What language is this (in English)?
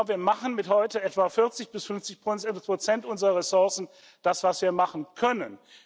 German